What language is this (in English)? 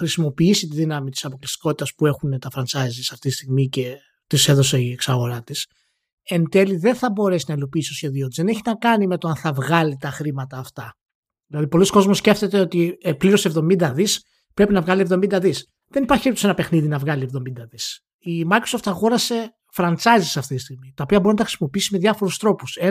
Greek